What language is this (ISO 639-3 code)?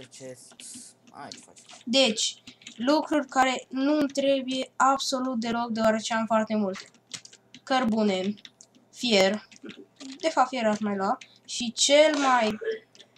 ron